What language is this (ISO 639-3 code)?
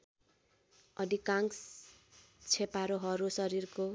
nep